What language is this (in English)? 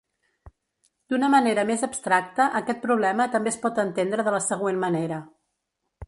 Catalan